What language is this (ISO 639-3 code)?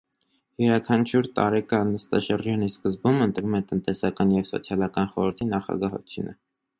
hye